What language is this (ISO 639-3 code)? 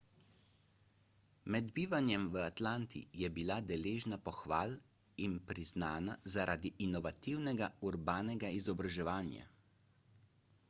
slv